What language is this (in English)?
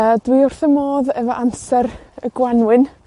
Welsh